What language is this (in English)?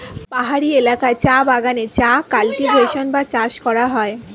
Bangla